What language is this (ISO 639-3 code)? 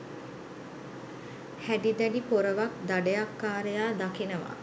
sin